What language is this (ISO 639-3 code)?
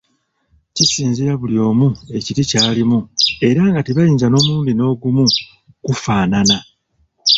lug